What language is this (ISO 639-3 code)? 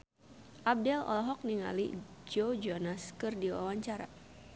sun